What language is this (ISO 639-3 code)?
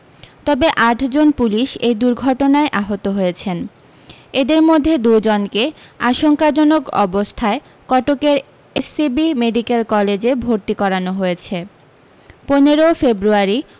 ben